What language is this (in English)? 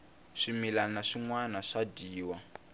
Tsonga